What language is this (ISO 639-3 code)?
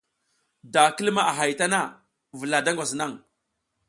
giz